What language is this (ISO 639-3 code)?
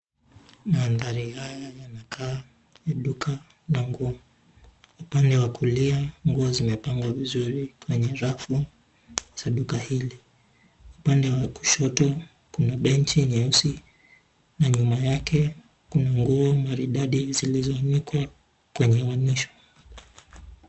swa